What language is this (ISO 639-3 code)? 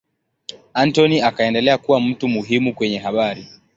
swa